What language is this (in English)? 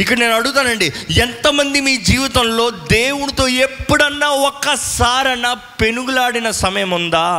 Telugu